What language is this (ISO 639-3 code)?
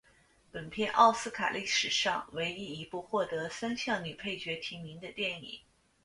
zho